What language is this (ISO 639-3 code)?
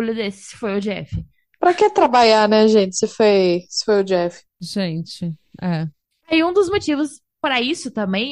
por